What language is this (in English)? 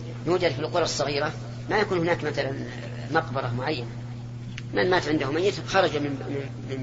Arabic